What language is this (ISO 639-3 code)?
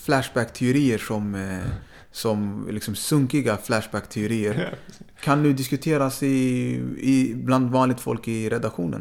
swe